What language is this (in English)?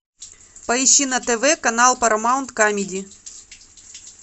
Russian